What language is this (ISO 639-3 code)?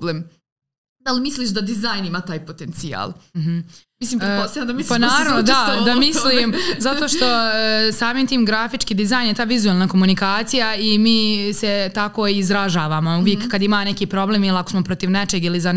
hrv